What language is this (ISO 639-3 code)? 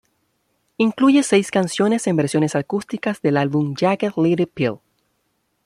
spa